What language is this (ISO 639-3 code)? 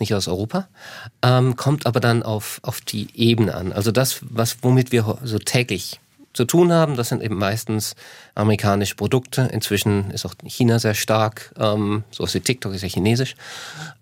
deu